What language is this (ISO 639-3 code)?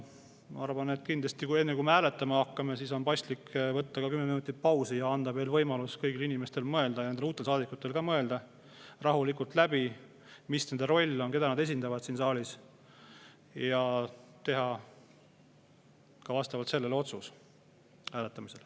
est